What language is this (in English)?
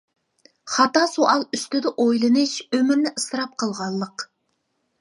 Uyghur